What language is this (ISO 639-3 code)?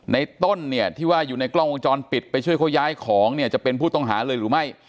tha